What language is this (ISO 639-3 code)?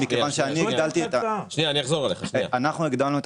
heb